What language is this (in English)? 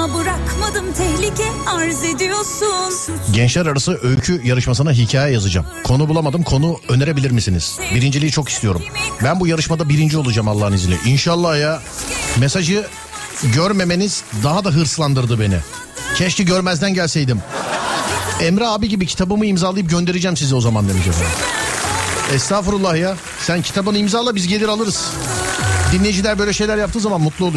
Turkish